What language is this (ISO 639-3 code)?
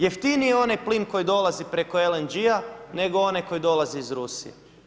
hrv